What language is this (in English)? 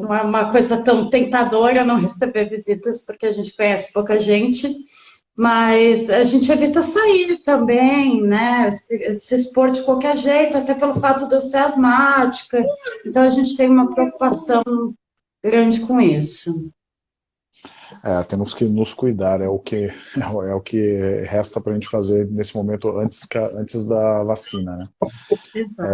Portuguese